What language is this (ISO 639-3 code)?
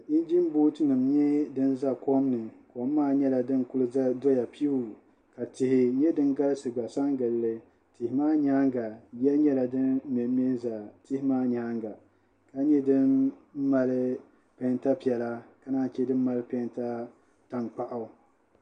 dag